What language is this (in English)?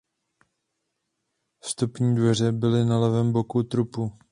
Czech